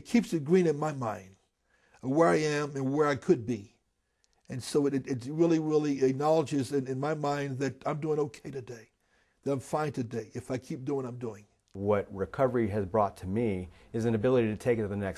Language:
English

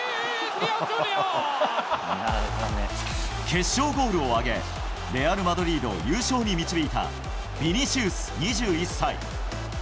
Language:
Japanese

